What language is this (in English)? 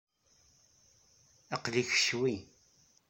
Kabyle